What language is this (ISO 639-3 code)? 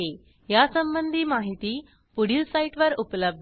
mar